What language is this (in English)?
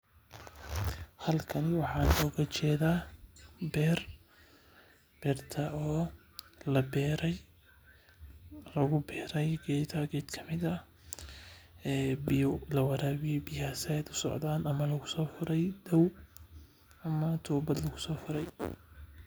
Somali